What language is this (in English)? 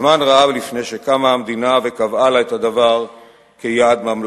Hebrew